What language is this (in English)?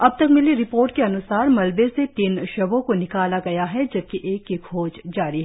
Hindi